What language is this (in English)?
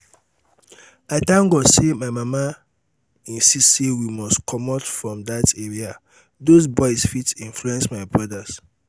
Nigerian Pidgin